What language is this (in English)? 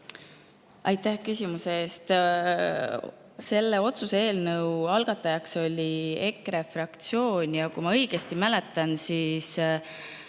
Estonian